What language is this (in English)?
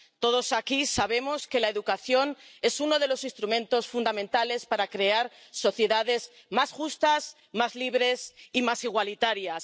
Spanish